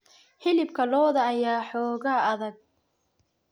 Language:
Somali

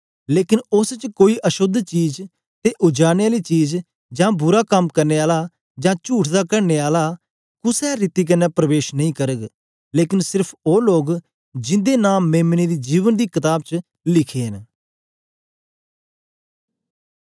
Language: Dogri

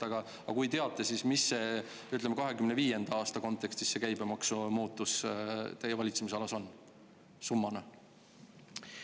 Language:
Estonian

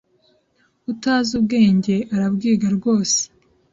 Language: Kinyarwanda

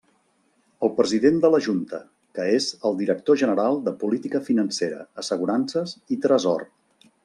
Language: Catalan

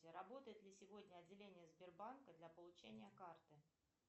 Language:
Russian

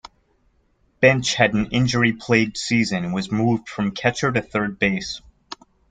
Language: English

